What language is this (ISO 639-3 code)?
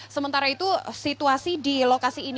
ind